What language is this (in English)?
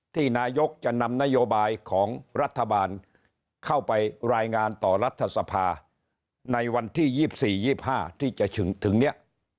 Thai